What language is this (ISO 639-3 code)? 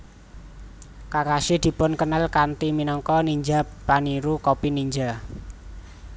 jav